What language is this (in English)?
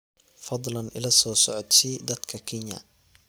Somali